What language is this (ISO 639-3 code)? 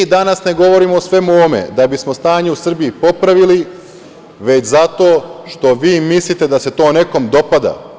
srp